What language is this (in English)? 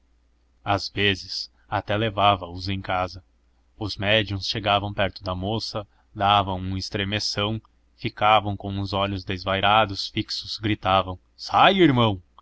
Portuguese